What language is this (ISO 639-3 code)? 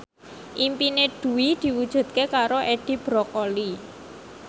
jav